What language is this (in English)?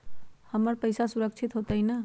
Magahi